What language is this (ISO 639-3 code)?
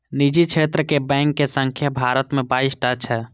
mai